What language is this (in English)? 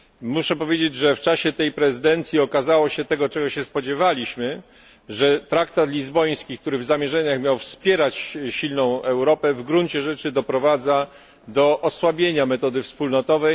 Polish